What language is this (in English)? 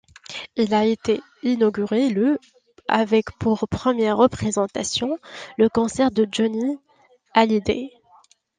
French